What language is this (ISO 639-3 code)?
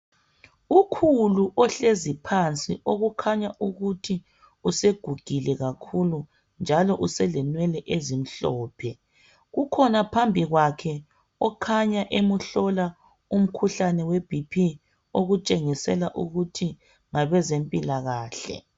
nde